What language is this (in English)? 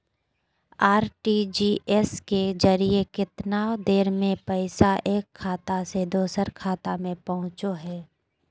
Magahi